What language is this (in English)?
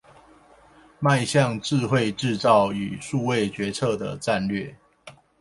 Chinese